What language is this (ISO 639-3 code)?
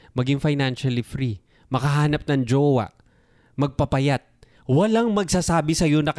fil